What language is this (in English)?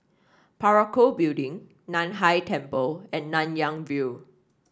English